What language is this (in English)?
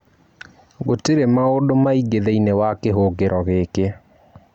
Kikuyu